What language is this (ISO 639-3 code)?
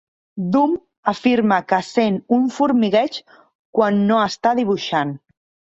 cat